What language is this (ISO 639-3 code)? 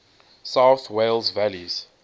eng